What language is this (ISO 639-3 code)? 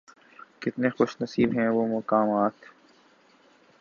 urd